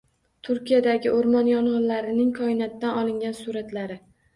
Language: Uzbek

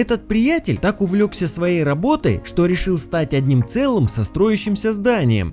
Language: Russian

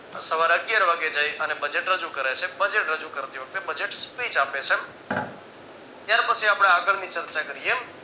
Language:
Gujarati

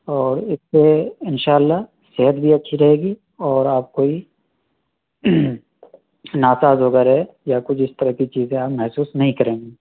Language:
Urdu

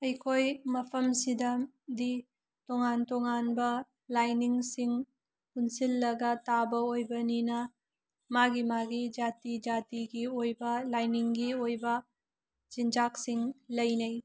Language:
Manipuri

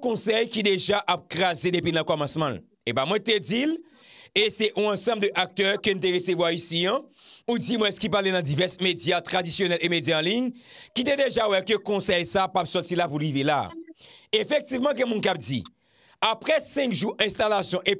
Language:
French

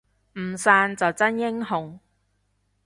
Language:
Cantonese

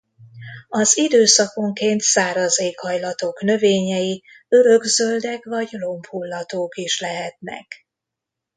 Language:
Hungarian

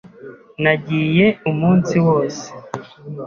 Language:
Kinyarwanda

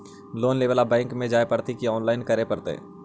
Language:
Magahi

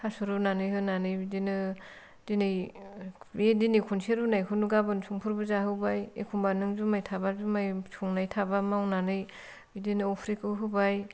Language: Bodo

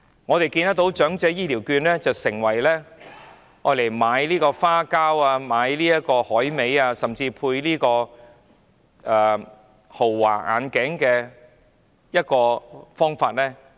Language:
Cantonese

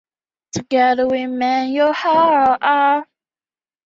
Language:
Chinese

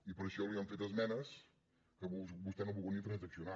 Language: Catalan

